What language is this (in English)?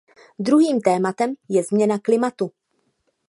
Czech